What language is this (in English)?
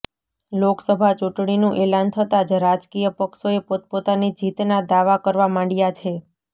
Gujarati